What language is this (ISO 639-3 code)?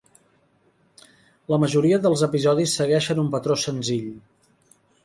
cat